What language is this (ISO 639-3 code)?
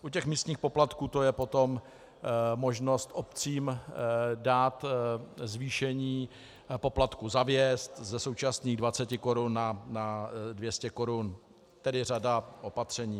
ces